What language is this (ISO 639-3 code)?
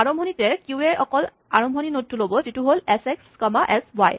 asm